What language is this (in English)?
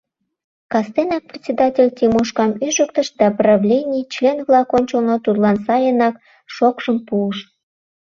Mari